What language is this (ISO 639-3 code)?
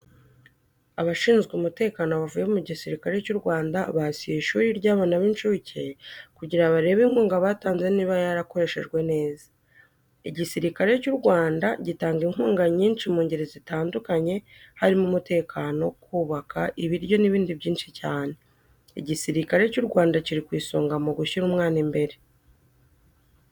kin